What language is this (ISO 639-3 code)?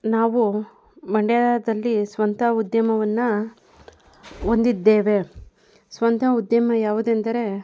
kan